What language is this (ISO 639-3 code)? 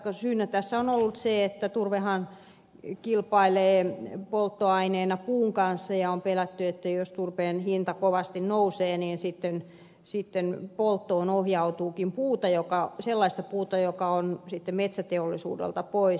fin